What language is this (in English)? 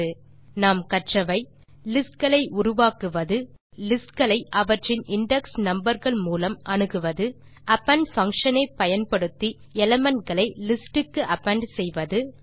Tamil